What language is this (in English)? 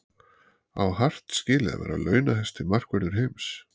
Icelandic